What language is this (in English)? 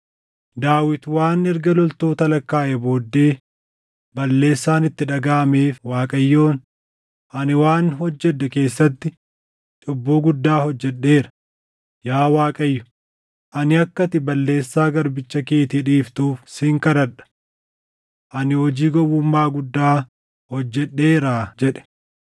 Oromo